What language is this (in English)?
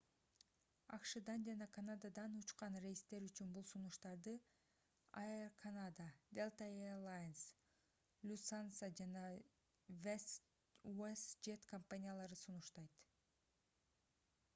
Kyrgyz